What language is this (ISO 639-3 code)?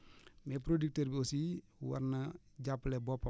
wol